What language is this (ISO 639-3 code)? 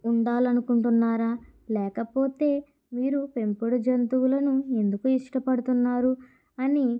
tel